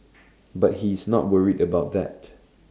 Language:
English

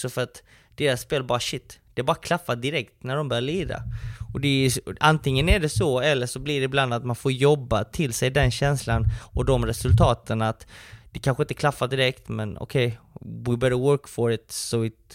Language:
Swedish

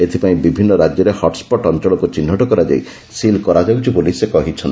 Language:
Odia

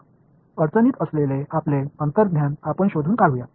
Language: Marathi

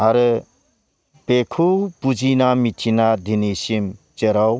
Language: Bodo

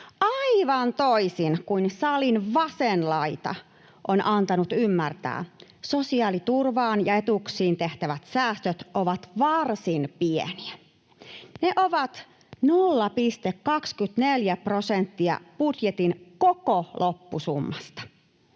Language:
Finnish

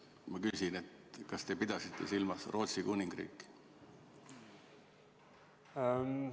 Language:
Estonian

